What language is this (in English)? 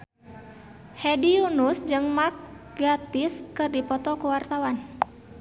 Sundanese